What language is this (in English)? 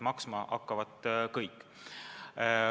Estonian